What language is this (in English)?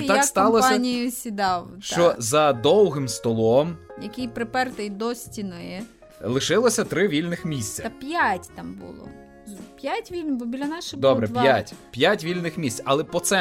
Ukrainian